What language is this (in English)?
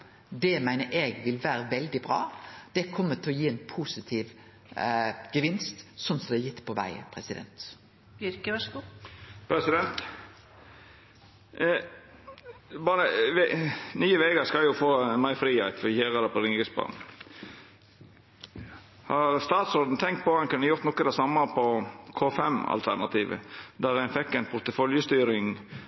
Norwegian Nynorsk